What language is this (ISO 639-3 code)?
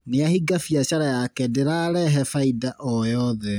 kik